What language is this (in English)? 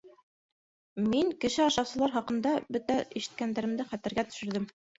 Bashkir